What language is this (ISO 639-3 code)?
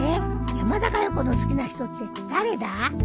jpn